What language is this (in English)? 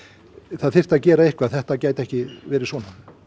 Icelandic